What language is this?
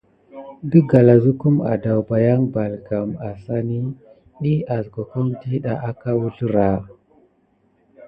Gidar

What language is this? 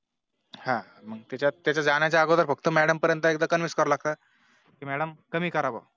Marathi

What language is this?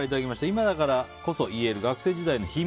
Japanese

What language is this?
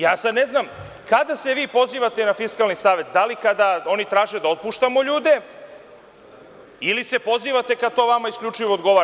Serbian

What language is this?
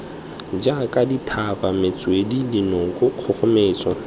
Tswana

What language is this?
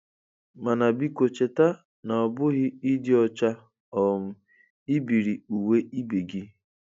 Igbo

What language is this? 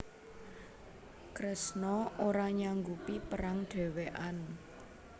Javanese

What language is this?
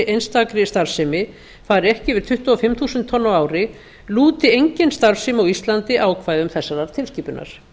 Icelandic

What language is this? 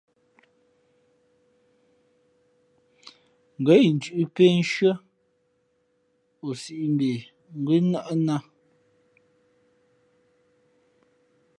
Fe'fe'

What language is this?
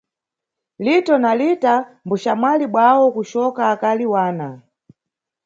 Nyungwe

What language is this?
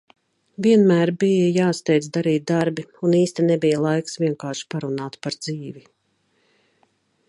Latvian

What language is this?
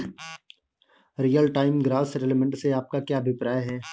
Hindi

